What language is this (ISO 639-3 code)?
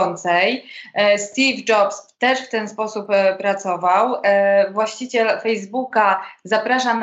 pol